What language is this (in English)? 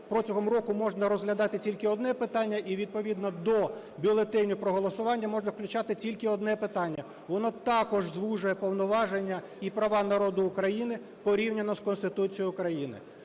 Ukrainian